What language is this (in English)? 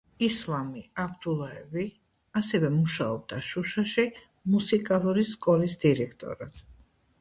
Georgian